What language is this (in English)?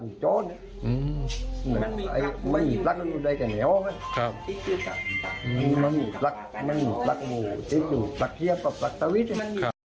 Thai